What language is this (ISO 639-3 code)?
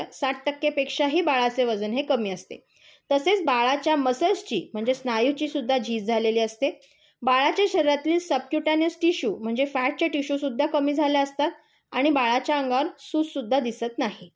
mar